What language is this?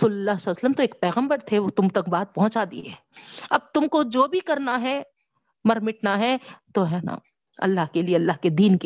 Urdu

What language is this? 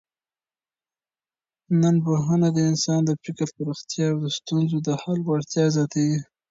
Pashto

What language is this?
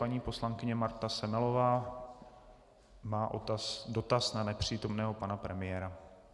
Czech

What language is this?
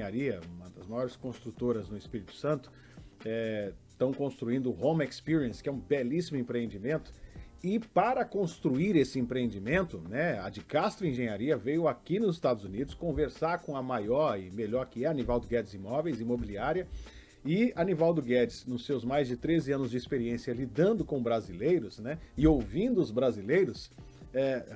Portuguese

